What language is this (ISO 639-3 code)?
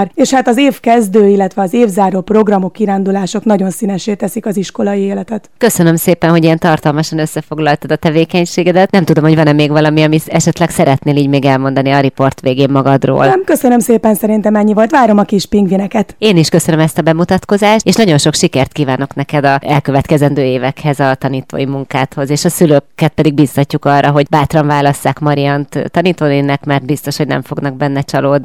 hun